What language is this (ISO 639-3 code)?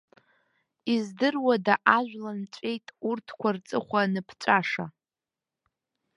abk